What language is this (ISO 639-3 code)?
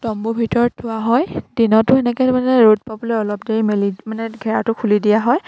asm